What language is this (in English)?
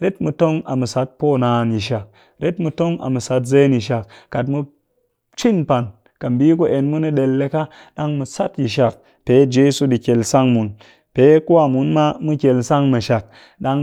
Cakfem-Mushere